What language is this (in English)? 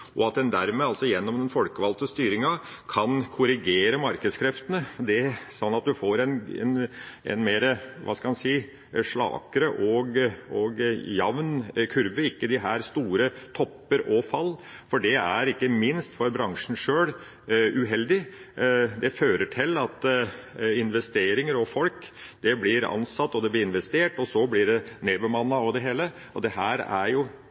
Norwegian Bokmål